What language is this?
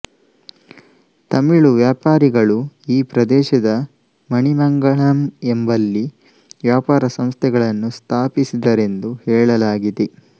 Kannada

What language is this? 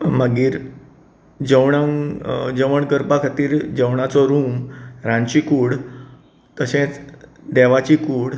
Konkani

